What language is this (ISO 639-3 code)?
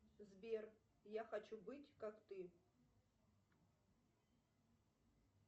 rus